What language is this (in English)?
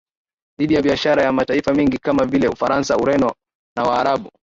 Swahili